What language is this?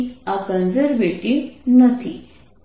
Gujarati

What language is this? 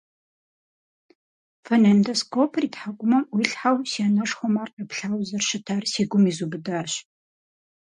Kabardian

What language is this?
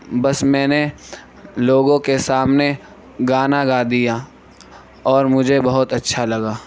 Urdu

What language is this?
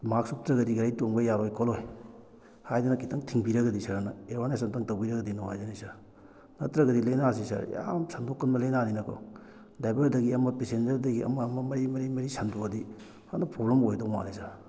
Manipuri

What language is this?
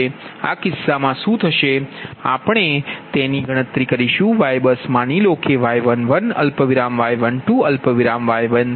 Gujarati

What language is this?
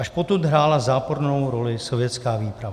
Czech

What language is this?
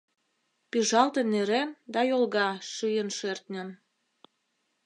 Mari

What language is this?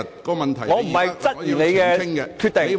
Cantonese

